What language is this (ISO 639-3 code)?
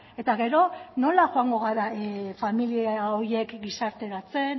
eus